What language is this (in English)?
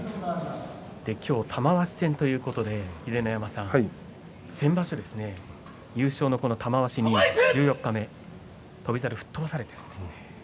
Japanese